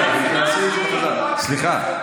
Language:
Hebrew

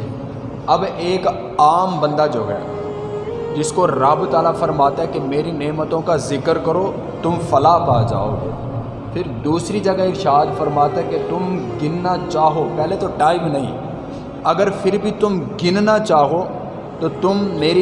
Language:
Urdu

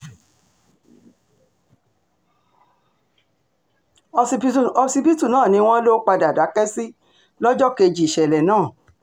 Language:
Yoruba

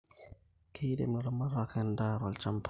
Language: Masai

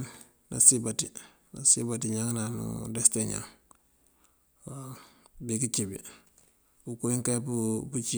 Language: Mandjak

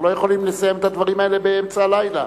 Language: Hebrew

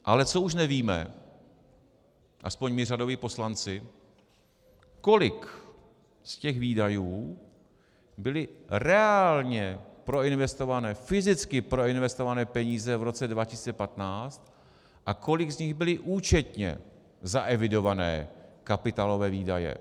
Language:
Czech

